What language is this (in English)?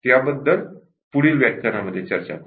Marathi